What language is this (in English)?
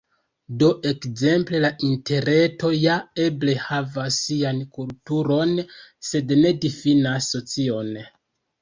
Esperanto